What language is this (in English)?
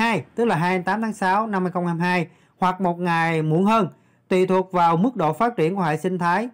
Vietnamese